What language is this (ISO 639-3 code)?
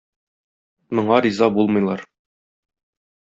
tat